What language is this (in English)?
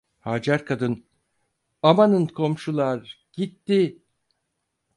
Turkish